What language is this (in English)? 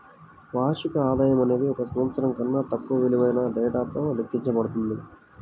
Telugu